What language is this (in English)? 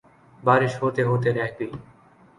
Urdu